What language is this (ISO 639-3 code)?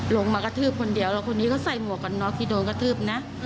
tha